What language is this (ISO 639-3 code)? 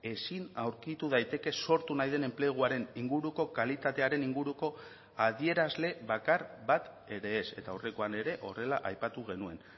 eus